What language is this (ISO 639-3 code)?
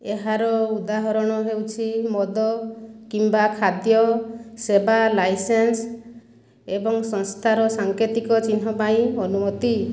ori